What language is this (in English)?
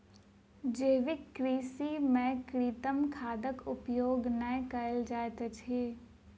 Maithili